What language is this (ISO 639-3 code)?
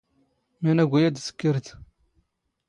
zgh